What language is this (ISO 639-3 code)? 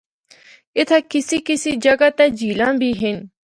hno